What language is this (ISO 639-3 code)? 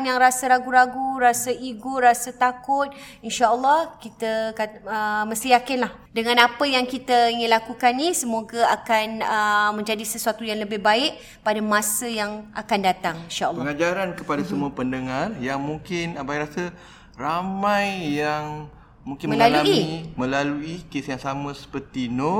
msa